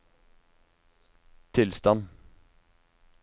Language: Norwegian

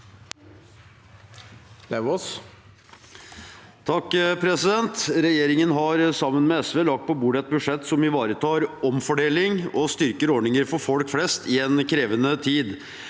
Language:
Norwegian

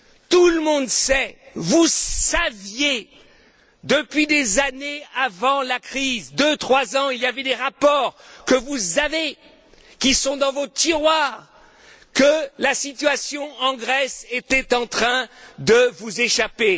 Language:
French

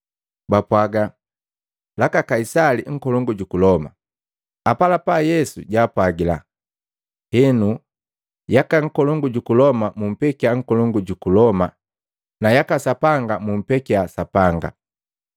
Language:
Matengo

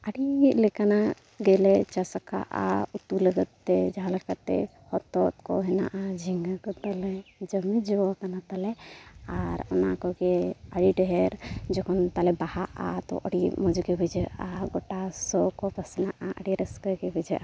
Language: Santali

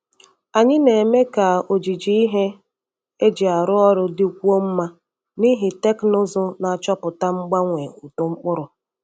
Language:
Igbo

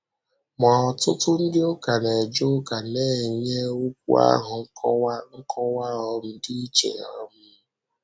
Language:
Igbo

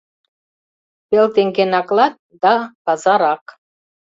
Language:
Mari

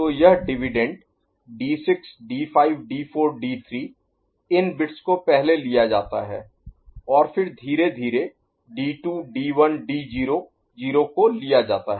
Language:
Hindi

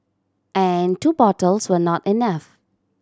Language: English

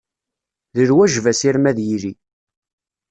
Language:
Kabyle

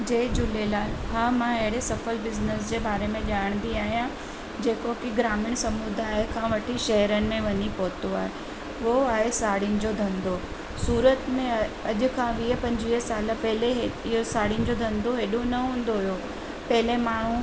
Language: Sindhi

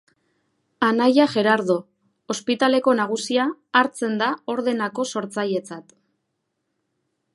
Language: Basque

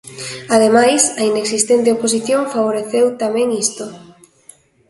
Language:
Galician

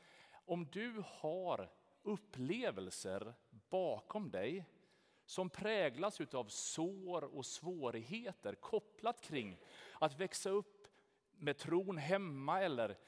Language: Swedish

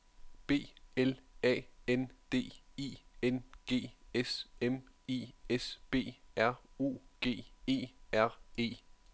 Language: Danish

